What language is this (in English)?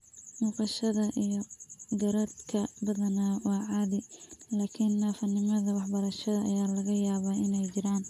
Somali